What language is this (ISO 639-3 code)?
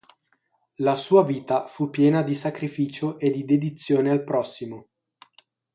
ita